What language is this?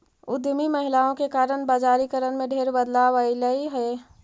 Magahi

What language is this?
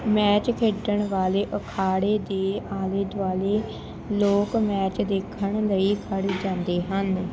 Punjabi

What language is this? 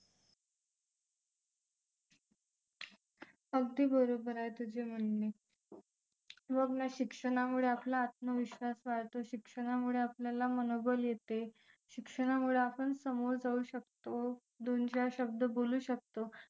Marathi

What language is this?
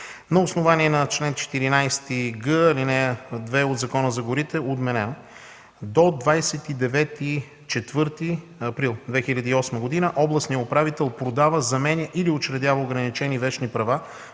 Bulgarian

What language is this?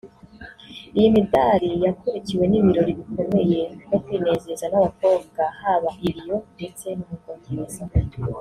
Kinyarwanda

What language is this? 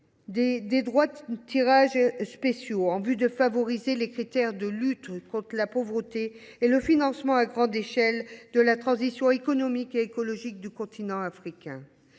French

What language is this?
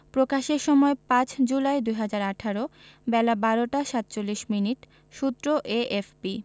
Bangla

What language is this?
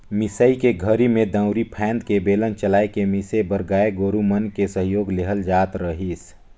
Chhattisgarhi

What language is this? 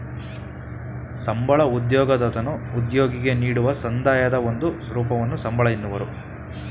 Kannada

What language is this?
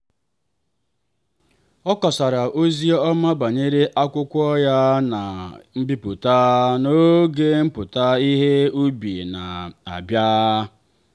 Igbo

